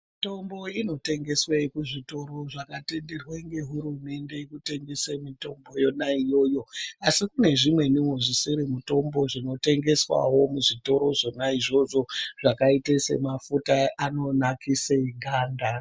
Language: Ndau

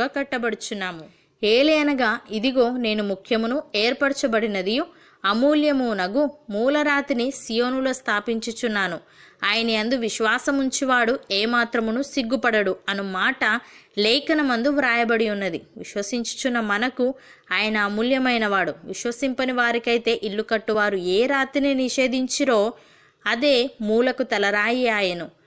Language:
Telugu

